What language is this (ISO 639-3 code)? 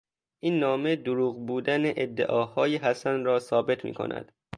fas